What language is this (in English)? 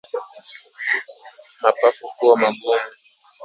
Swahili